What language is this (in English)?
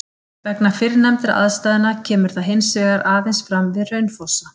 Icelandic